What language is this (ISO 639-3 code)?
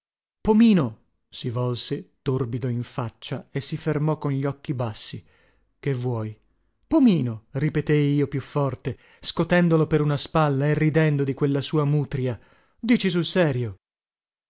ita